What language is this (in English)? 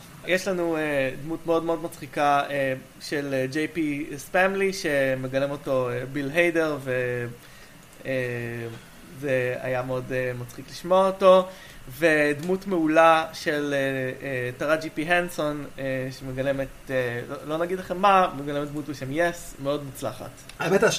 Hebrew